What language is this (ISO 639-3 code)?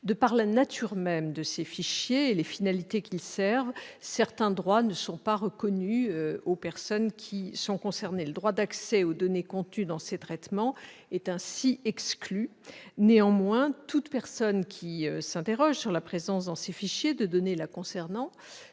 fra